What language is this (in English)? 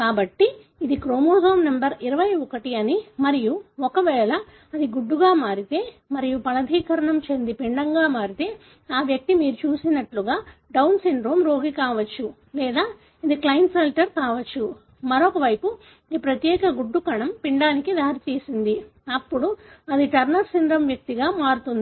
Telugu